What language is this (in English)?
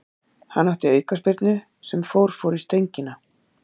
Icelandic